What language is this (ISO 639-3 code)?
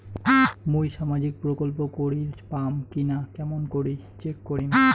ben